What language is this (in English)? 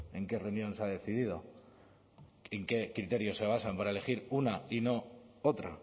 Spanish